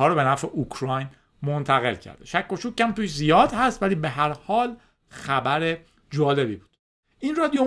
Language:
Persian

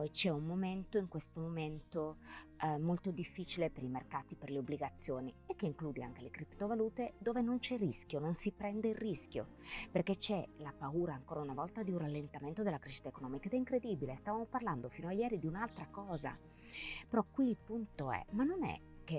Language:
Italian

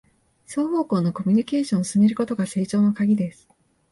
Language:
Japanese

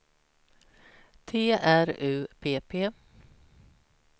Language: Swedish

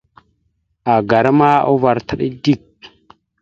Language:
Mada (Cameroon)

